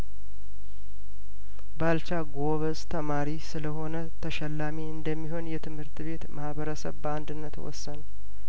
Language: Amharic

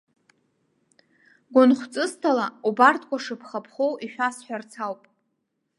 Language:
Abkhazian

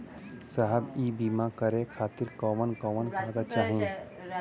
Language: Bhojpuri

